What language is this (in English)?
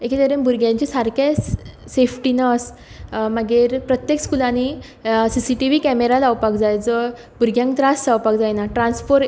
Konkani